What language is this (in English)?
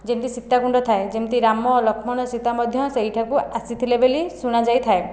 Odia